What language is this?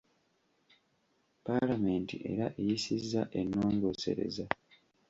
Ganda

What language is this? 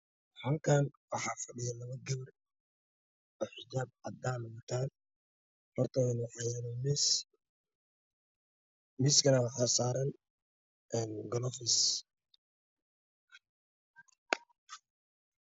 Somali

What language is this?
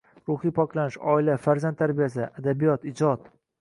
Uzbek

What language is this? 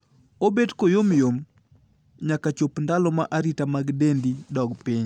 Luo (Kenya and Tanzania)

